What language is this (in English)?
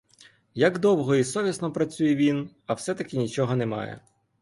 Ukrainian